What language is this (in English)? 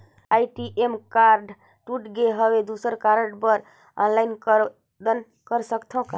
Chhattisgarhi